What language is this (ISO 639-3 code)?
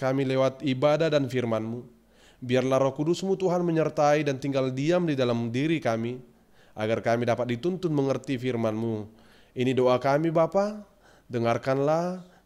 ind